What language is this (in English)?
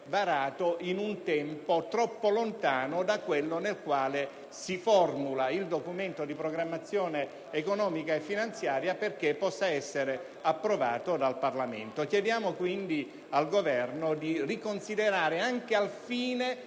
Italian